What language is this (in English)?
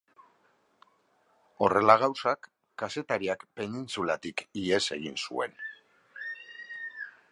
Basque